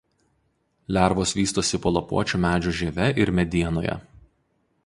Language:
Lithuanian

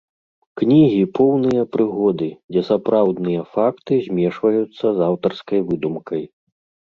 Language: Belarusian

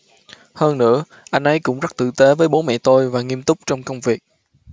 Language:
Vietnamese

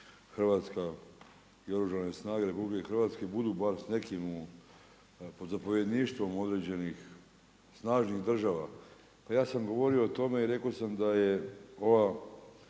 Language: Croatian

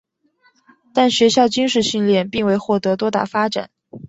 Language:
Chinese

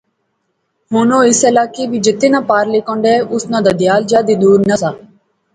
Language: Pahari-Potwari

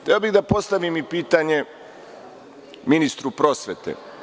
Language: Serbian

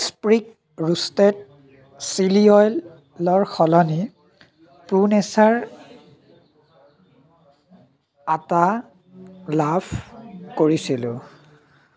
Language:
Assamese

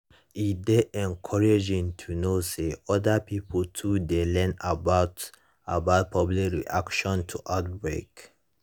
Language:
Nigerian Pidgin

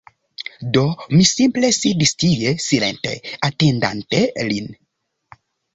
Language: Esperanto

